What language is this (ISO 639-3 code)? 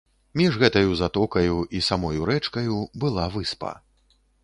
bel